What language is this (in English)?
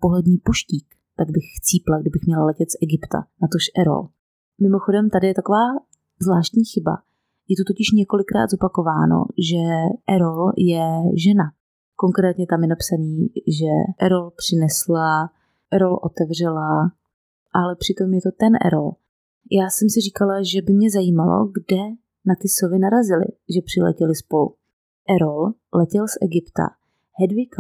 Czech